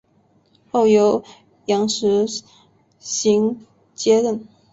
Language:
Chinese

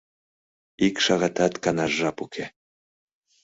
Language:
Mari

